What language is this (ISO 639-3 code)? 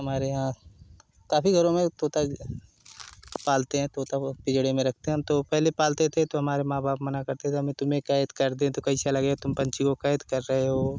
hin